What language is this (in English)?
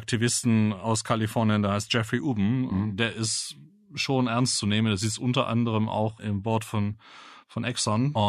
German